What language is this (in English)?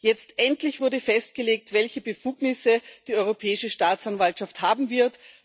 German